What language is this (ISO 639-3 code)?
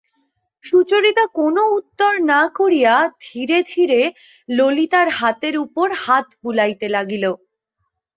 ben